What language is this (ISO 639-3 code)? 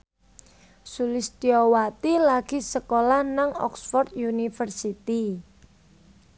jav